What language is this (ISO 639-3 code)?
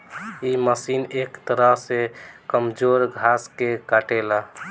bho